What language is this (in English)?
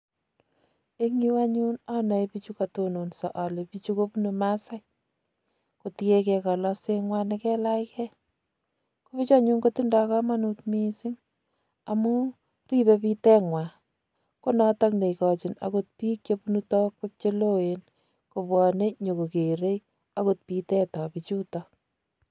Kalenjin